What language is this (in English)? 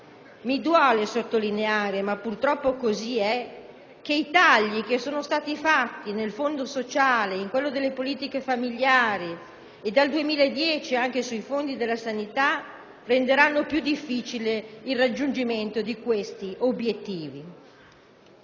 Italian